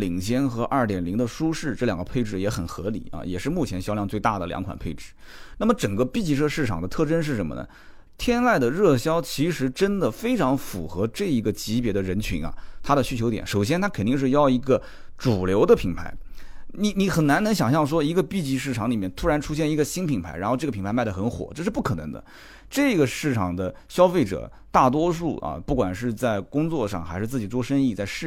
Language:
Chinese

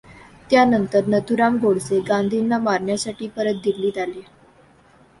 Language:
Marathi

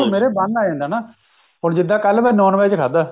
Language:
Punjabi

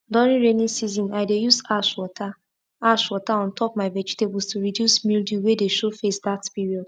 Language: Nigerian Pidgin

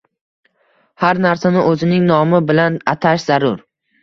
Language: Uzbek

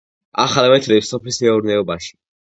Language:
Georgian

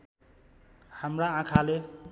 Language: Nepali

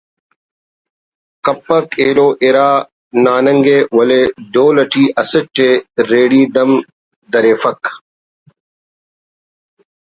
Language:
Brahui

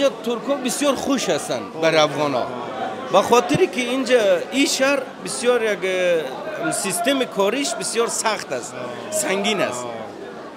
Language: Persian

